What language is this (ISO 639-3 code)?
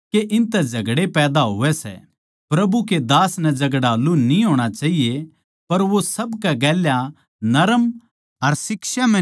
bgc